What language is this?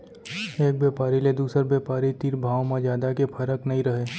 Chhattisgarhi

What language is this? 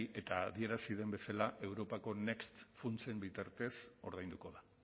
Basque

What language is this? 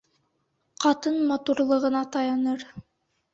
Bashkir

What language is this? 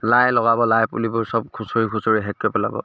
Assamese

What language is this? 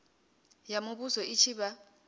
Venda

